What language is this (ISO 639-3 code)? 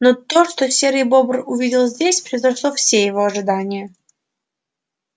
rus